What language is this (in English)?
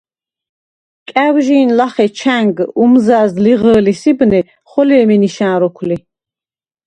Svan